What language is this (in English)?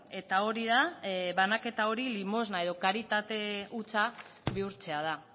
Basque